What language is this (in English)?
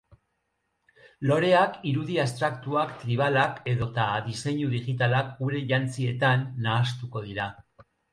Basque